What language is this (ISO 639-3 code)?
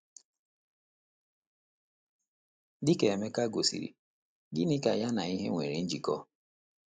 ibo